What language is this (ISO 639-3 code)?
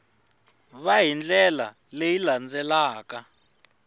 tso